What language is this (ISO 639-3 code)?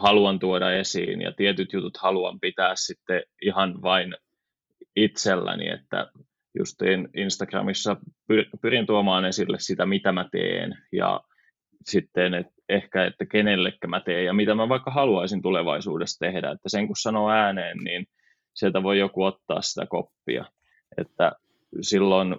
fin